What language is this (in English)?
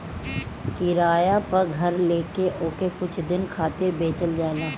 Bhojpuri